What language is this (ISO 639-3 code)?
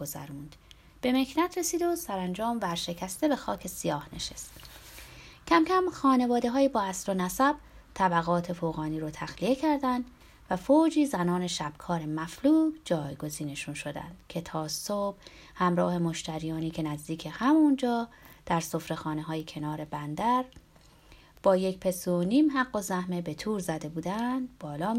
fas